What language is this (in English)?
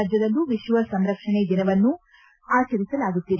Kannada